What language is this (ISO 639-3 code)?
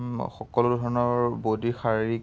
asm